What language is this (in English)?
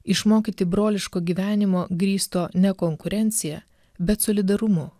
Lithuanian